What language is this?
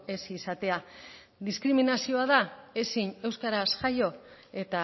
Basque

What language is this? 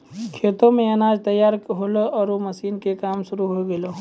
Maithili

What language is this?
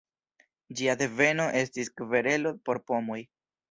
Esperanto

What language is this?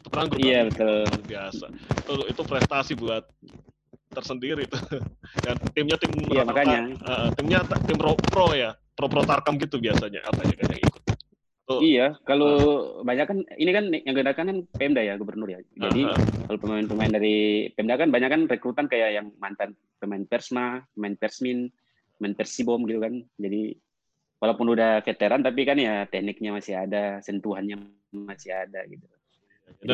Indonesian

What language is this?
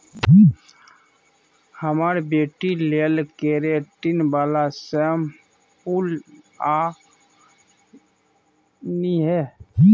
Maithili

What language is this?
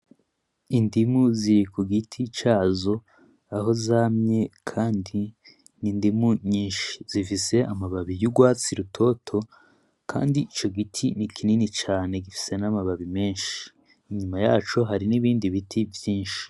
Rundi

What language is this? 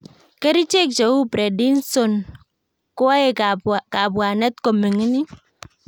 Kalenjin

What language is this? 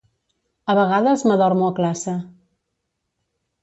Catalan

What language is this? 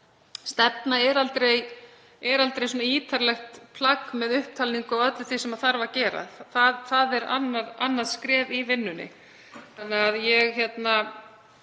Icelandic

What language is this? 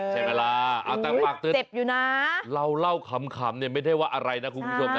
Thai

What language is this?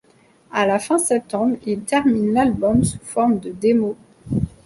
French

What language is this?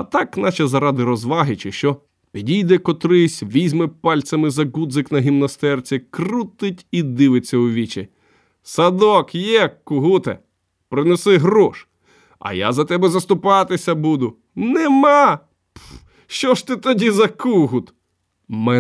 Ukrainian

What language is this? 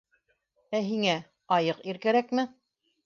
Bashkir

